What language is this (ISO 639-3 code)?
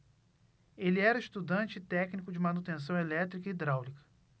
por